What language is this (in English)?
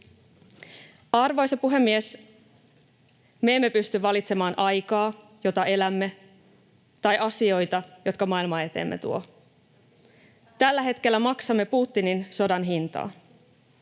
Finnish